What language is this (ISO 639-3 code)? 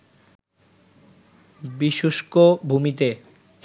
ben